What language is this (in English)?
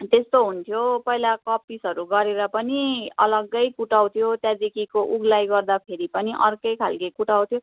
Nepali